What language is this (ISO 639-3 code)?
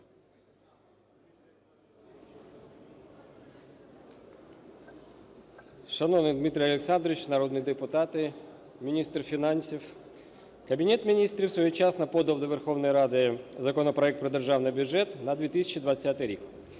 ukr